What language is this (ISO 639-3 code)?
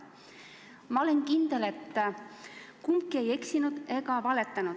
est